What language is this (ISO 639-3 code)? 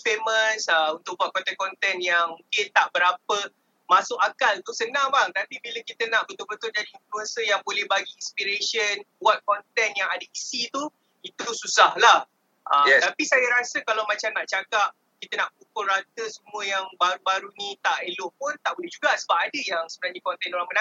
msa